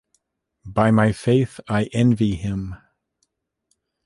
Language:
English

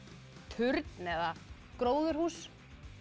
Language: Icelandic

